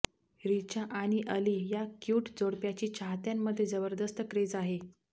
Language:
Marathi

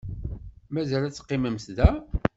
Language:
Kabyle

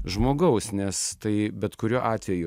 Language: Lithuanian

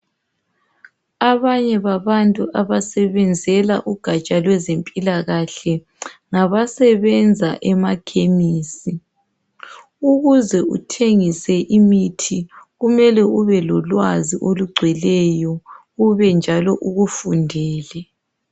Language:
North Ndebele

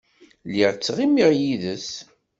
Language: Kabyle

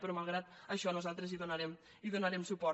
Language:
Catalan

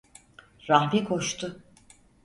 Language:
Turkish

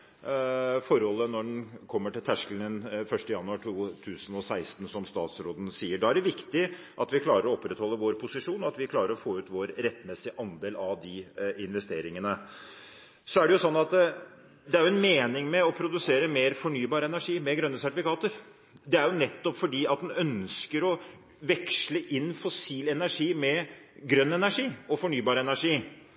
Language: Norwegian Bokmål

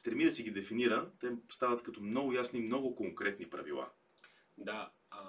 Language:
Bulgarian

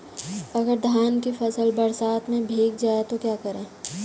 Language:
Hindi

